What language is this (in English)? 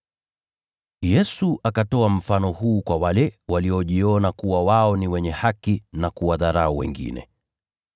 Swahili